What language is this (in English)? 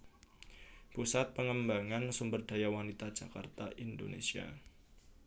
Javanese